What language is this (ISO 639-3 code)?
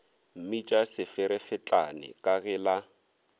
nso